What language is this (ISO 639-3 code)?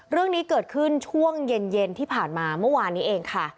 tha